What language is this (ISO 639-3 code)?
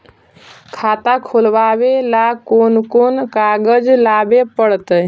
mag